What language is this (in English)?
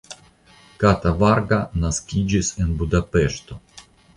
Esperanto